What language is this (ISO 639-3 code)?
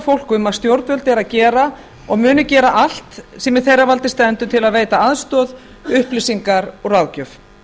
isl